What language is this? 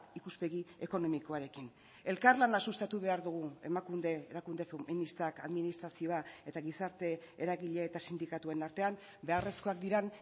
Basque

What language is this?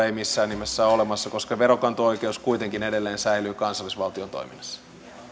Finnish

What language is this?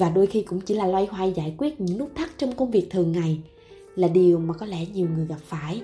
Vietnamese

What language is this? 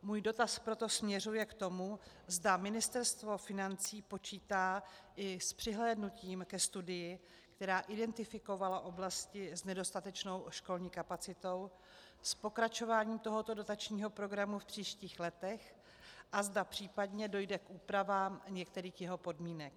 Czech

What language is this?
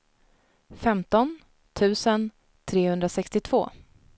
Swedish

